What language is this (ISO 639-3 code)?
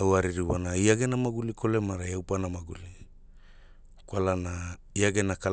hul